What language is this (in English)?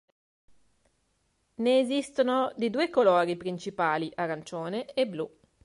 Italian